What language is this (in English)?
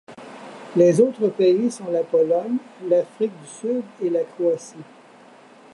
French